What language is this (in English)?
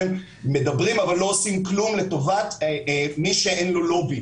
Hebrew